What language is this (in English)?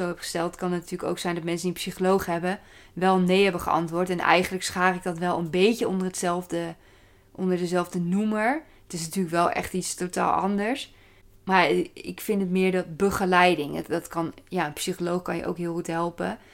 Dutch